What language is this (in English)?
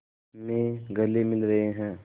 Hindi